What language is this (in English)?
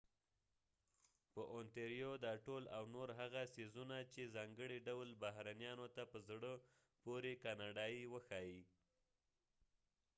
Pashto